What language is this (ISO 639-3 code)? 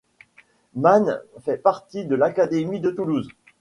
fra